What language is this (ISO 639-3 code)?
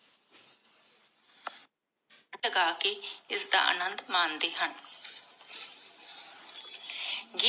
pan